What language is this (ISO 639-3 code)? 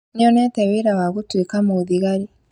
kik